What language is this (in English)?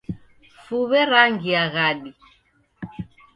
Taita